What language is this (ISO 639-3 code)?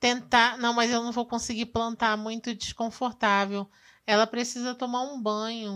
por